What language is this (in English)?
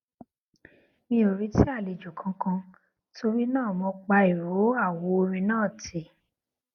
Yoruba